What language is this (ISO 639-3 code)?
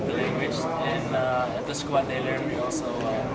ind